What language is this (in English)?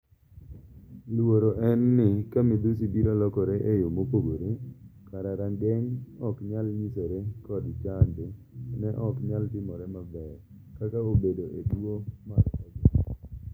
Luo (Kenya and Tanzania)